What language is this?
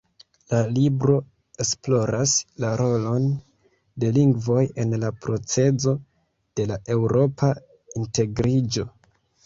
Esperanto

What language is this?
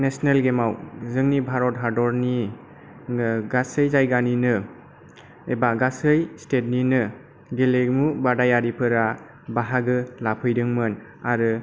Bodo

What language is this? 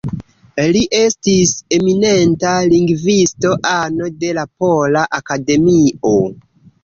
Esperanto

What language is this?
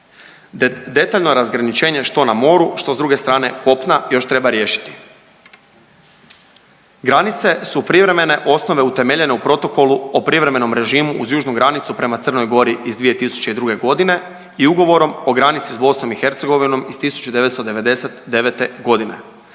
Croatian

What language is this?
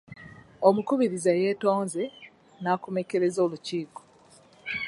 Ganda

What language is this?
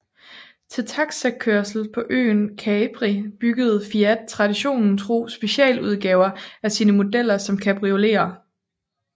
Danish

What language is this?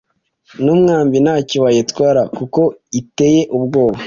Kinyarwanda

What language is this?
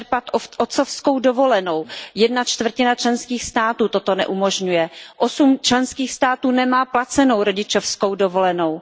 Czech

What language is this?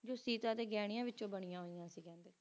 Punjabi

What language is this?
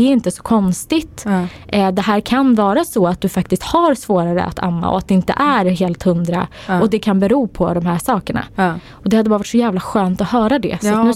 Swedish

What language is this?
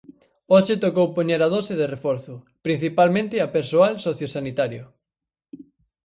Galician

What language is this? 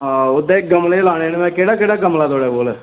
Dogri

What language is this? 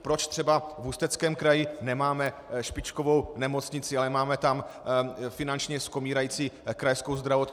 Czech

